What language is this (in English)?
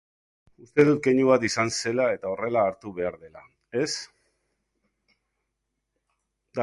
Basque